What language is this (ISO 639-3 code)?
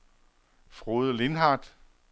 dan